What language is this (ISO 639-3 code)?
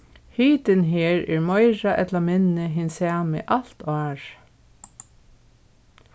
fao